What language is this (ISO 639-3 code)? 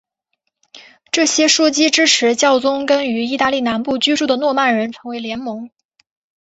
zho